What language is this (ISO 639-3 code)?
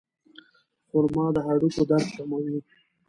pus